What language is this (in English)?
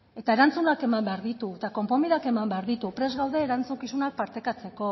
Basque